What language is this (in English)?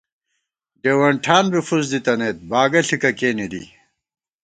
Gawar-Bati